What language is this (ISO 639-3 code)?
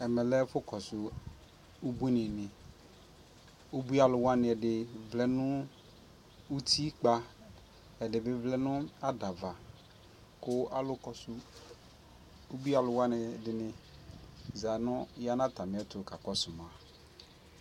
kpo